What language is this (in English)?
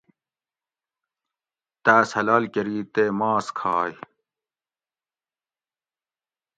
Gawri